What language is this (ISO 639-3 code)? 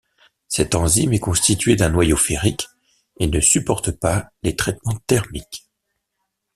fra